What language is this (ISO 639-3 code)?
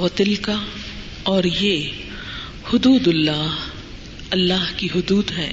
urd